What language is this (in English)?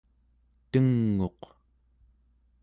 Central Yupik